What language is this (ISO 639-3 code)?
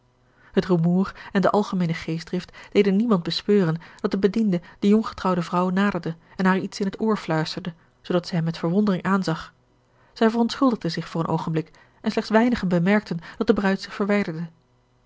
nld